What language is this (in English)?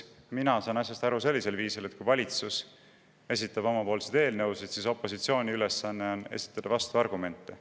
Estonian